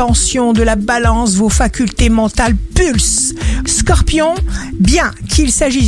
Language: French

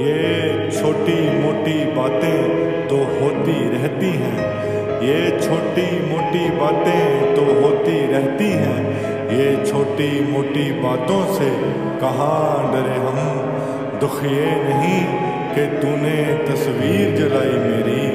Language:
Arabic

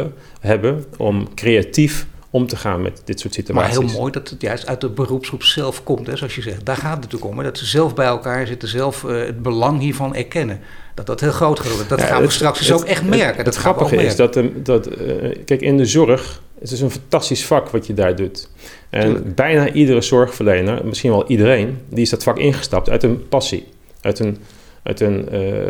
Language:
Dutch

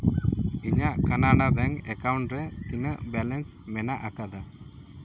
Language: Santali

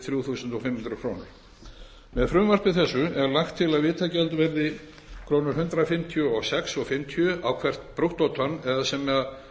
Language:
Icelandic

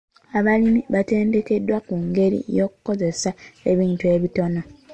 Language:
Ganda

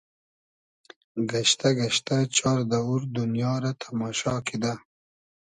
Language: Hazaragi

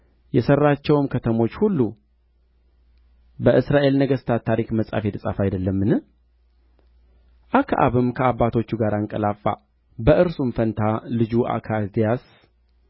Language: Amharic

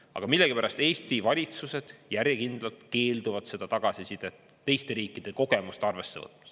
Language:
Estonian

